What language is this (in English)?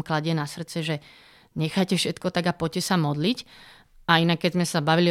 Slovak